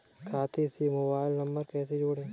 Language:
Hindi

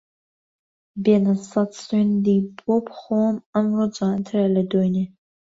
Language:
Central Kurdish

